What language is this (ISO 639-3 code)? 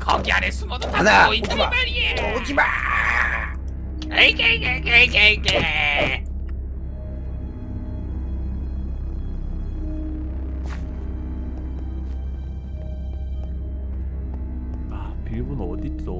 kor